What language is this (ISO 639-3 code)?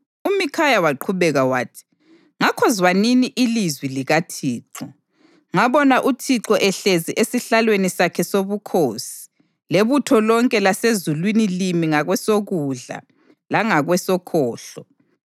nde